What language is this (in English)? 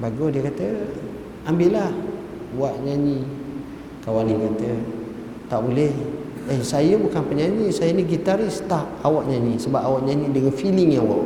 Malay